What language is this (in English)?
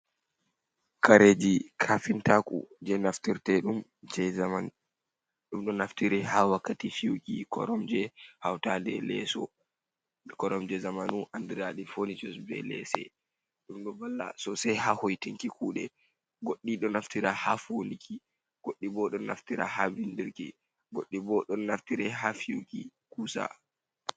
Fula